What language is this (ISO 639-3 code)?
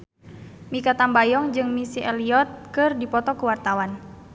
sun